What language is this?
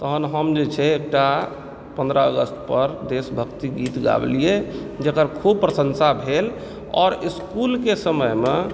Maithili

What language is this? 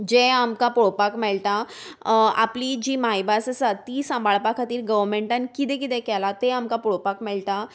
Konkani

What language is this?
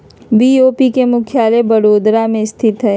Magahi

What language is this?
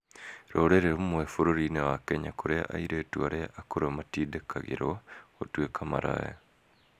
Kikuyu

